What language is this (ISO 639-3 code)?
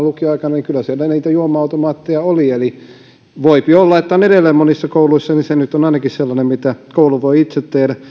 fin